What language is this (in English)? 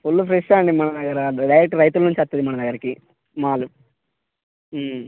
Telugu